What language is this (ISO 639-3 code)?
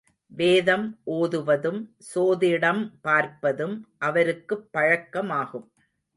tam